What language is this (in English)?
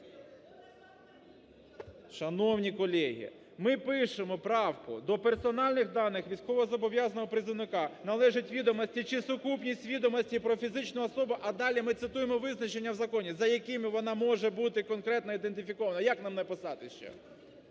Ukrainian